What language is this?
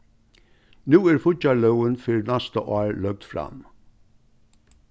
Faroese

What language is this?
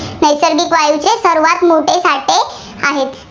Marathi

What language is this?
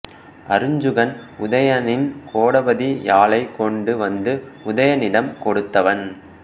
Tamil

